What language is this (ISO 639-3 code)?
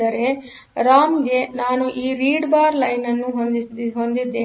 kan